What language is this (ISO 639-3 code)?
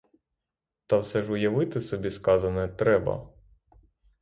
ukr